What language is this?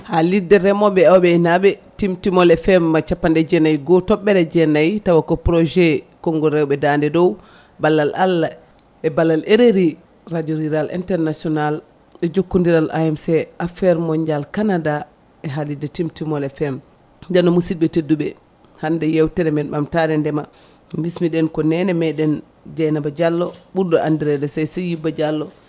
Fula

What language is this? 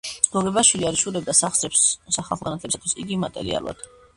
Georgian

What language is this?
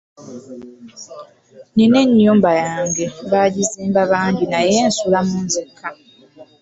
Ganda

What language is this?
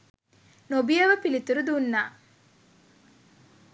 Sinhala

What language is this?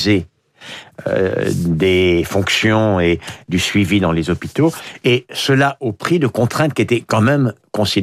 French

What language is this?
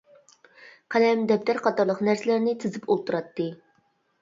Uyghur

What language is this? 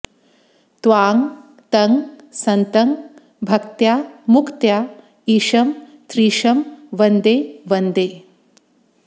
Sanskrit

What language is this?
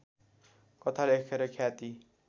Nepali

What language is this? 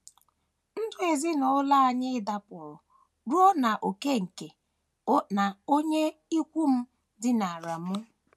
Igbo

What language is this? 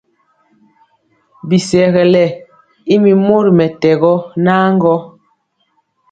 Mpiemo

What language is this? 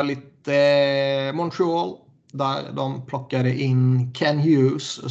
Swedish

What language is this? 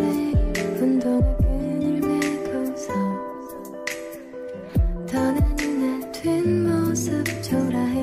Korean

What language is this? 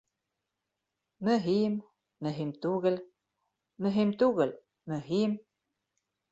Bashkir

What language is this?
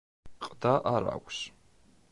Georgian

